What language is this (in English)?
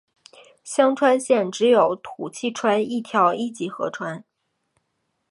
Chinese